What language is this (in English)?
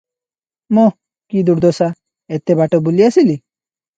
Odia